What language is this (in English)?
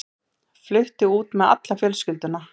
Icelandic